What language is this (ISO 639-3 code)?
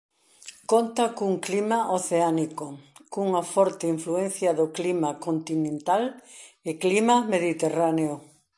glg